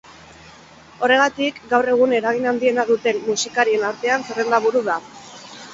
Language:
Basque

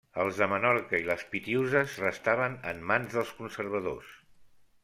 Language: Catalan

